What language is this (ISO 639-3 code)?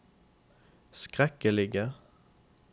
nor